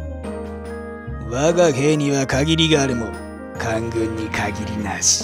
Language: Japanese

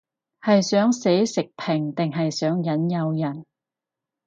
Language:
Cantonese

